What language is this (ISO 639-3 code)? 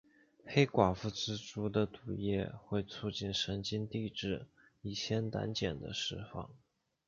zho